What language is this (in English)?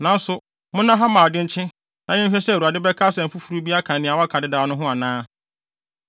Akan